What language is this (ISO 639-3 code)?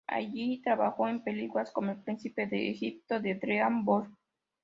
spa